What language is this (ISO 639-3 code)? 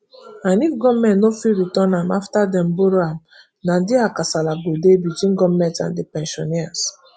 pcm